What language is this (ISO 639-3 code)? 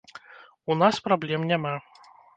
bel